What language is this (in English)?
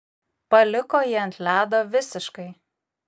Lithuanian